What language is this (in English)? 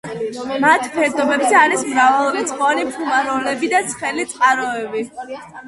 Georgian